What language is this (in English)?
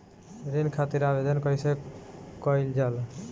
Bhojpuri